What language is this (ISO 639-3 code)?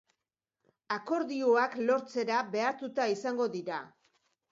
eus